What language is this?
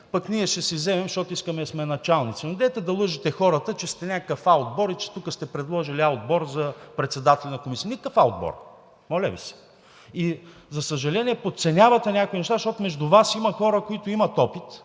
Bulgarian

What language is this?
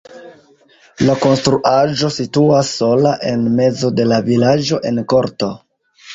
Esperanto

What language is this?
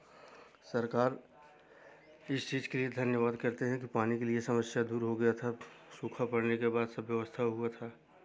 Hindi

